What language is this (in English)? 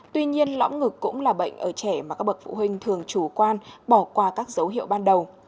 Vietnamese